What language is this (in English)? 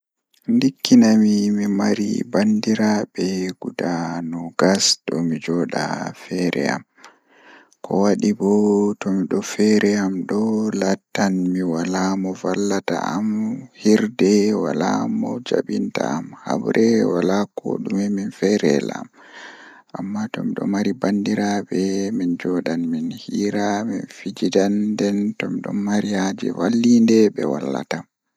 Fula